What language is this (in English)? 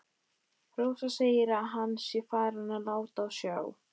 Icelandic